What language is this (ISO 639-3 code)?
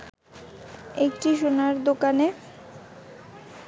ben